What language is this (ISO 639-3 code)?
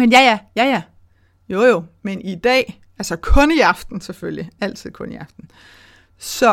dan